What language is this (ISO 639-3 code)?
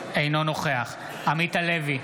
heb